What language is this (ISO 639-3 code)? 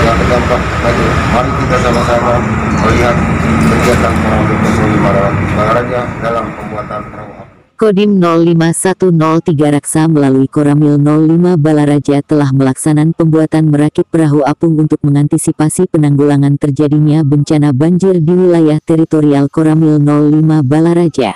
ind